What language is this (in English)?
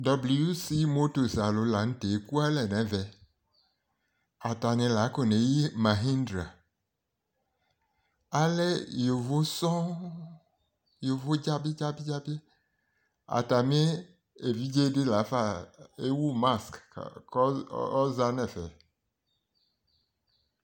Ikposo